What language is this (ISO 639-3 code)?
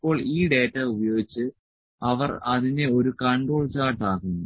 mal